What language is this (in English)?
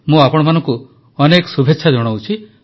Odia